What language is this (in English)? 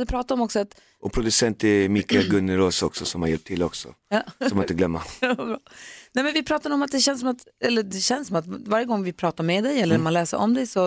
Swedish